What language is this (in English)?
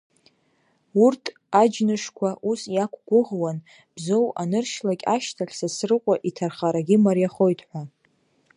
Abkhazian